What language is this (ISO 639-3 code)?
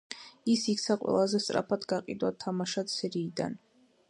kat